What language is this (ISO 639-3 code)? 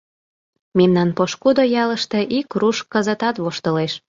chm